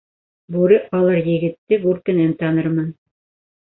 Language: Bashkir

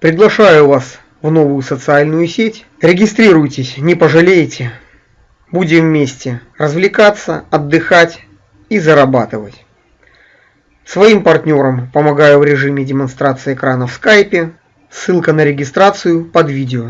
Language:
Russian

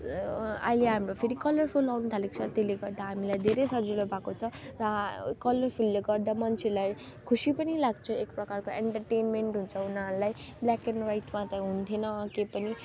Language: Nepali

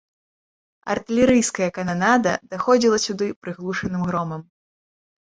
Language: Belarusian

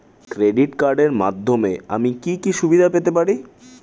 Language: Bangla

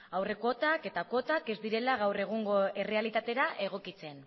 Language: Basque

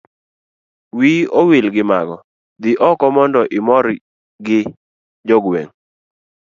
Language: Luo (Kenya and Tanzania)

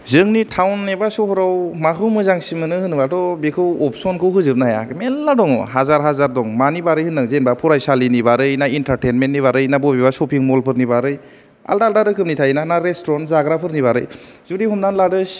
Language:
Bodo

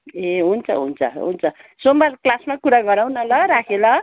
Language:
Nepali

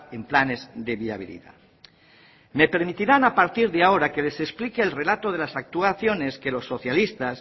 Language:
Spanish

